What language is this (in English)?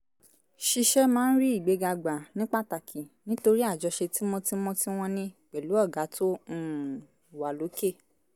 Yoruba